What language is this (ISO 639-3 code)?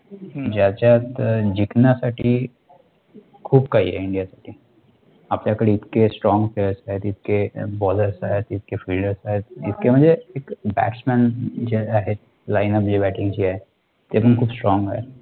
mar